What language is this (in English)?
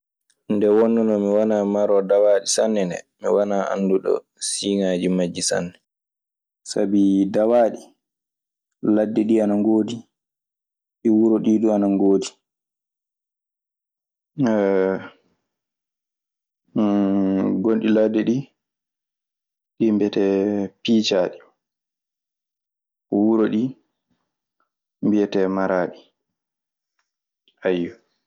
Maasina Fulfulde